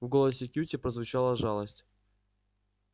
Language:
Russian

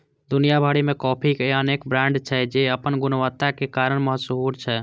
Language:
Maithili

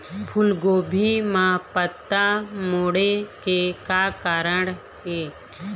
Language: Chhattisgarhi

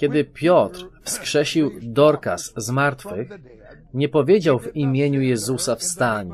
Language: Polish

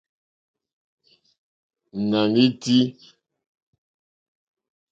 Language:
Mokpwe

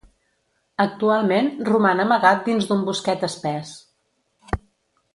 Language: Catalan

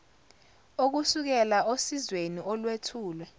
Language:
Zulu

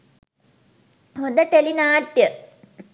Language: Sinhala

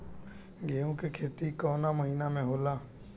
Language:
Bhojpuri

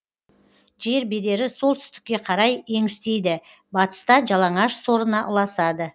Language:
Kazakh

